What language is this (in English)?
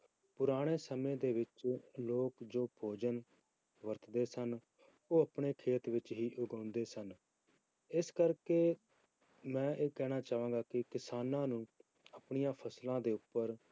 Punjabi